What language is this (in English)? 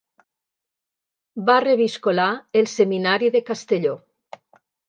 Catalan